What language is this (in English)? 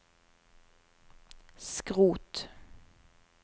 Norwegian